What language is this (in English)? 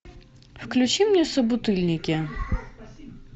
Russian